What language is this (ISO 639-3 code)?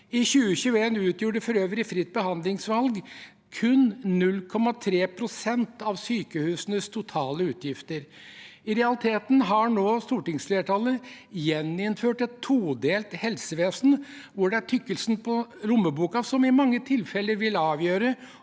nor